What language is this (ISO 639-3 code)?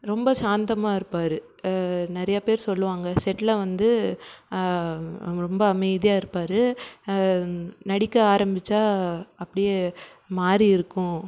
tam